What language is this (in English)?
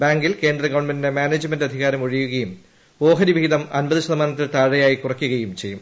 Malayalam